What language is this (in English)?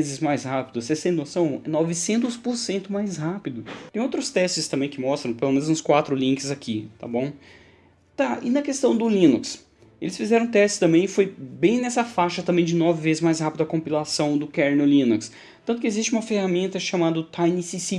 Portuguese